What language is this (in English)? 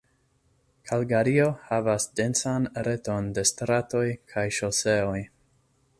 Esperanto